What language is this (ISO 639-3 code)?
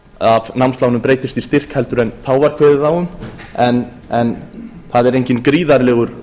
isl